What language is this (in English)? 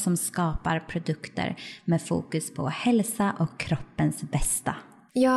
Swedish